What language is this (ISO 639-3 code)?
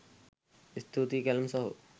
sin